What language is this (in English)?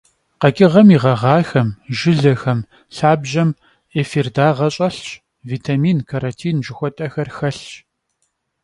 Kabardian